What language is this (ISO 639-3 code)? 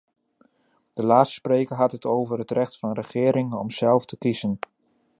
nld